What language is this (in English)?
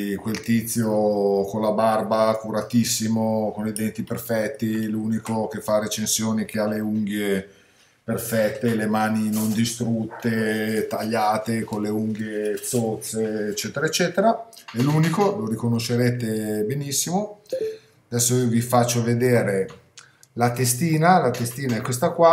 Italian